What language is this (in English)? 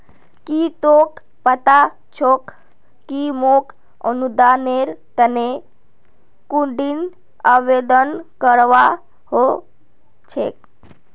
Magahi